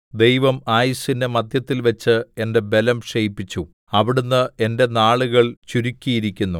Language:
Malayalam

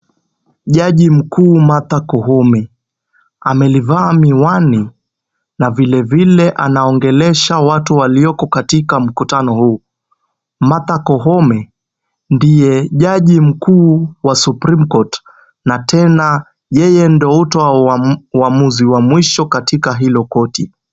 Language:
Swahili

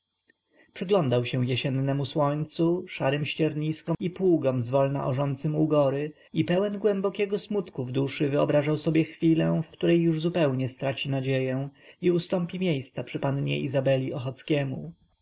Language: Polish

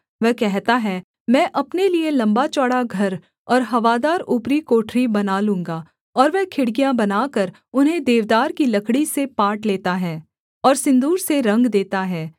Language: Hindi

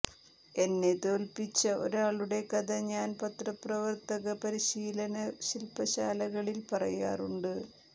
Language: Malayalam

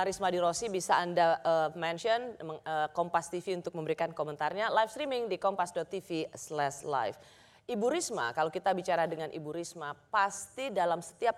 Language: Indonesian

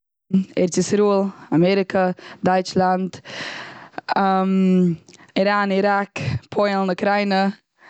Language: Yiddish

